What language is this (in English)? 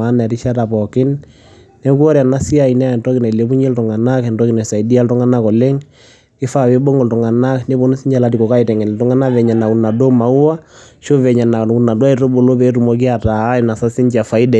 Masai